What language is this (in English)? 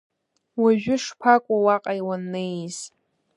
Abkhazian